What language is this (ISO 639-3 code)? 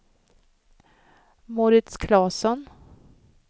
swe